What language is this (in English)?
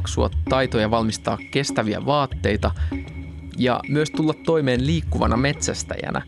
Finnish